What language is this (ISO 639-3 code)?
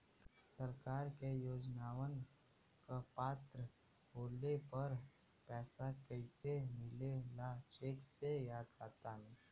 bho